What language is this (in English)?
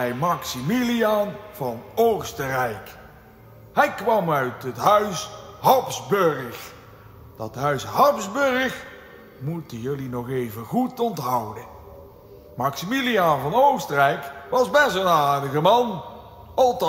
Dutch